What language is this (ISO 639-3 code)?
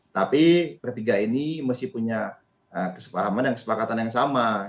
ind